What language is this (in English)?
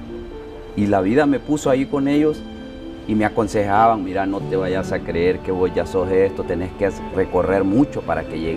Spanish